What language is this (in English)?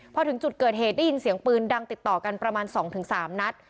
Thai